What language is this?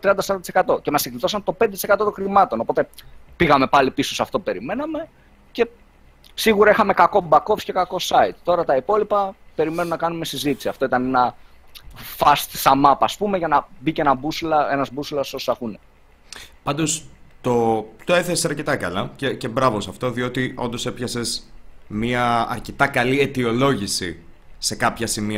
Greek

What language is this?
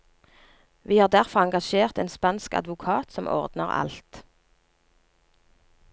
Norwegian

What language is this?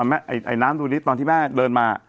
Thai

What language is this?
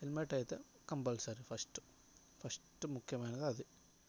Telugu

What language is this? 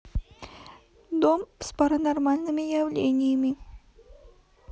Russian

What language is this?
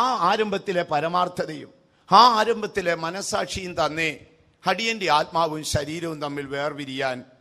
Turkish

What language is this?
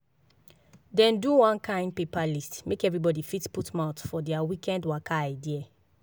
Nigerian Pidgin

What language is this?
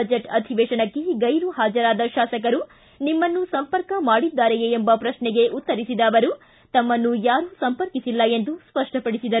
Kannada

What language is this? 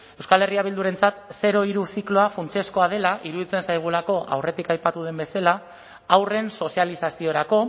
Basque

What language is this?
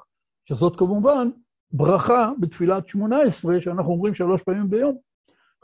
Hebrew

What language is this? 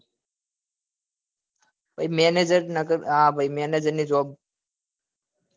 Gujarati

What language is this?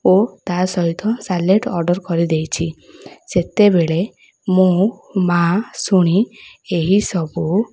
Odia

